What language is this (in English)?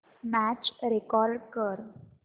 Marathi